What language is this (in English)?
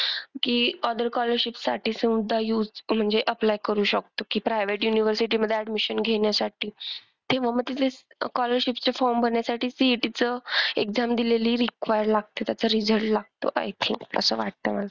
Marathi